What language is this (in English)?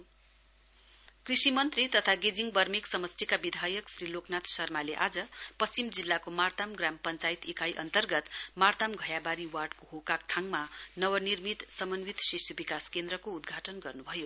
Nepali